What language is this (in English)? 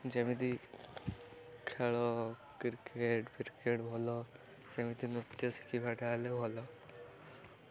Odia